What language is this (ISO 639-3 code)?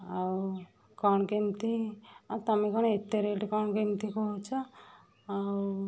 ori